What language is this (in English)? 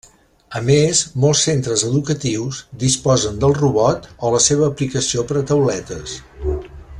Catalan